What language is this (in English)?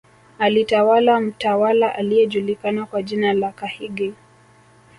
Swahili